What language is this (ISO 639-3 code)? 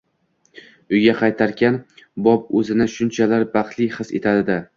uzb